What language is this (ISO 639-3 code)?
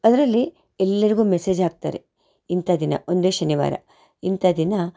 kan